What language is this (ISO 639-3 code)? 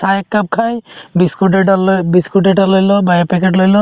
asm